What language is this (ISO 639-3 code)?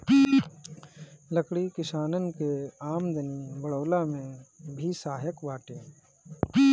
bho